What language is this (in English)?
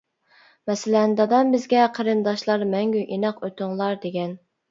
Uyghur